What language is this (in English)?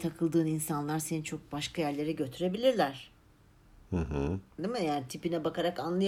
Turkish